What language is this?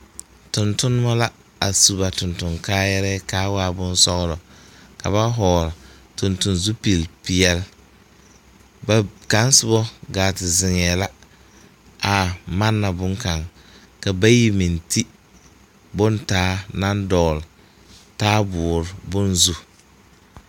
Southern Dagaare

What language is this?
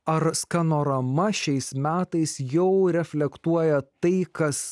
Lithuanian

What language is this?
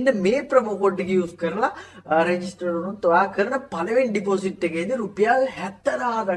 Arabic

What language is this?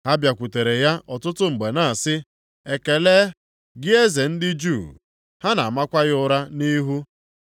Igbo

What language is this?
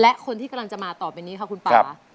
Thai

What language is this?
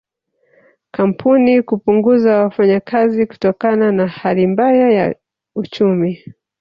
Swahili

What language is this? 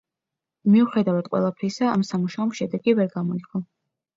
Georgian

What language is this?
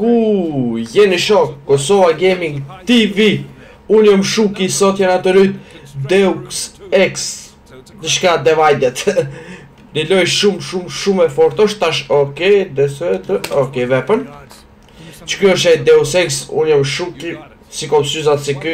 Romanian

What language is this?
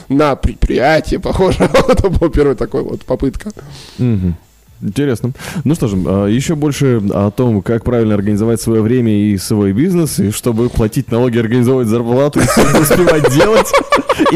Russian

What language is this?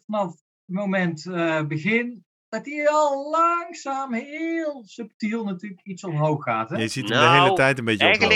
Dutch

